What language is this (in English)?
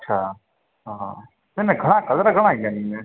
Sindhi